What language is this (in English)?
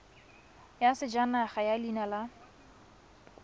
Tswana